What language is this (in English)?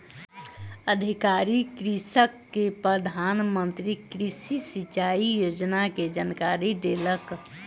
Maithili